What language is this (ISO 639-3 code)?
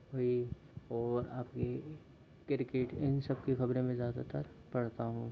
hin